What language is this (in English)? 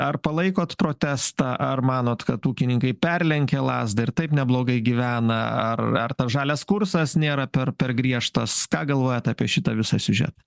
Lithuanian